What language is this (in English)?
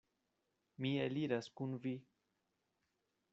Esperanto